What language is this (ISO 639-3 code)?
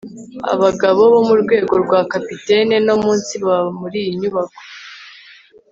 kin